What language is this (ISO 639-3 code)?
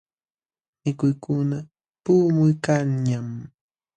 qxw